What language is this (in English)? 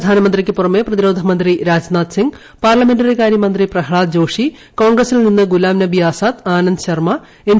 Malayalam